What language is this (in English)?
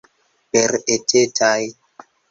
Esperanto